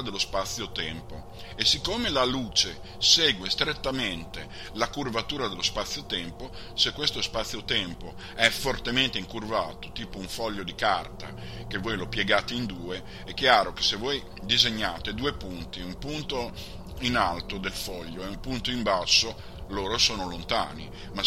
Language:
Italian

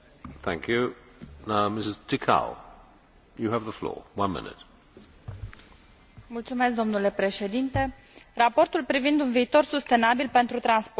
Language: Romanian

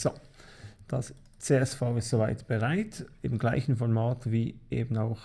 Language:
German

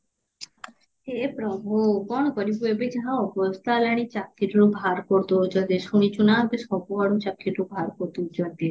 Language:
Odia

